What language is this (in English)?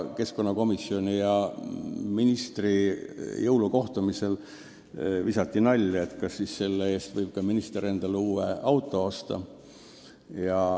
Estonian